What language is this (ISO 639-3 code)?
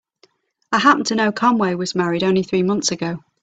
eng